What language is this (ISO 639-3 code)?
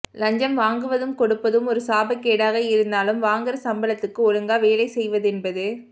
tam